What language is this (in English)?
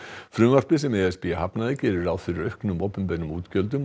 Icelandic